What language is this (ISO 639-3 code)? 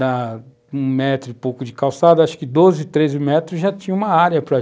por